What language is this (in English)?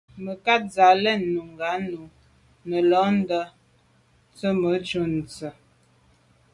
Medumba